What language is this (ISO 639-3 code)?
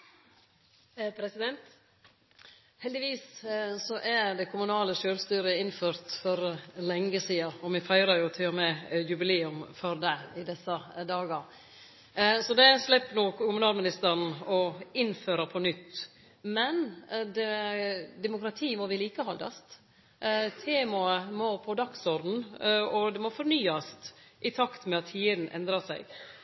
nno